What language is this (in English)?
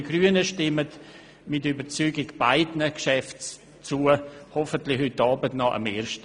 Swiss German